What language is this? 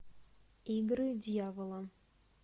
Russian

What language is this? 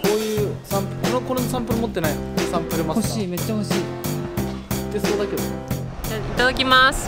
Japanese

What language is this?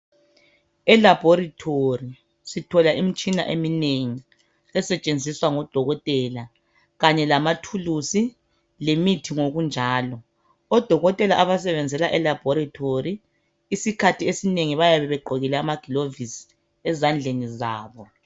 North Ndebele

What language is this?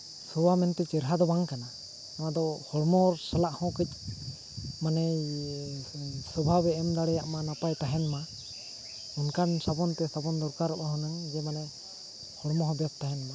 Santali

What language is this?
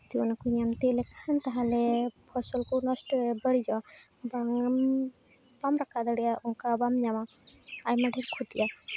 Santali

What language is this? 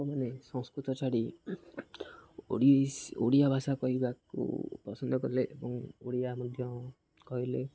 Odia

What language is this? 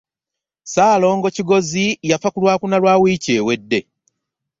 Ganda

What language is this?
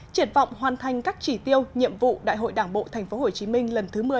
Vietnamese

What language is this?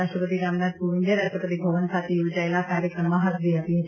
Gujarati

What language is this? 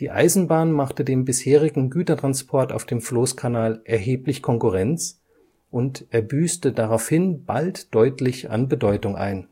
German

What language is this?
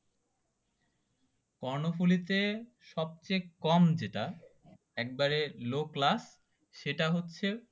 Bangla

